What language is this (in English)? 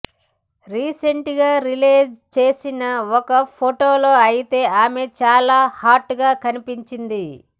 Telugu